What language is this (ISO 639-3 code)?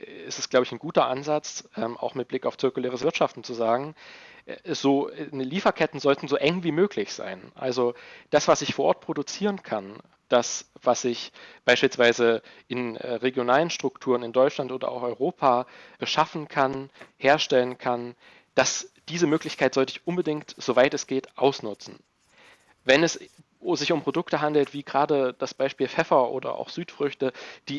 deu